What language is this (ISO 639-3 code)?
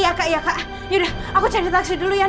ind